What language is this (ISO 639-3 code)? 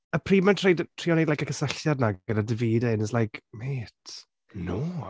cym